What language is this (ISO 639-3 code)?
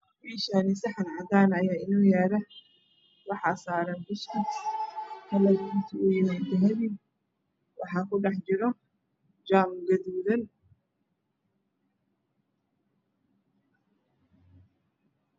som